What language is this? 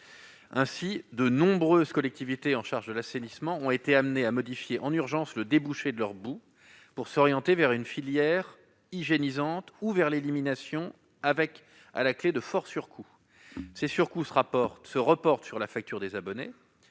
French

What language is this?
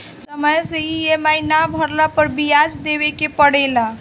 Bhojpuri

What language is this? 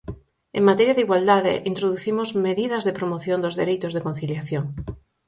Galician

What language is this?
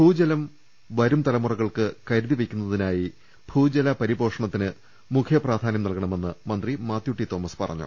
Malayalam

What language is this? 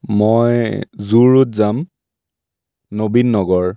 Assamese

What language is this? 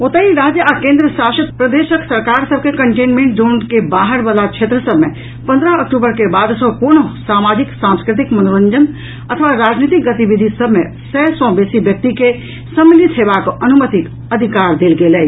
Maithili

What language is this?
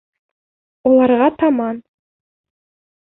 Bashkir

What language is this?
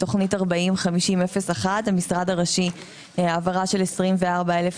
Hebrew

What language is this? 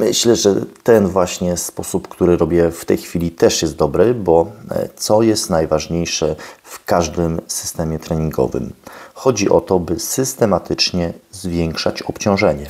Polish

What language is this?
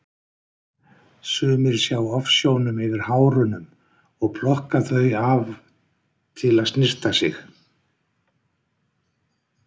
Icelandic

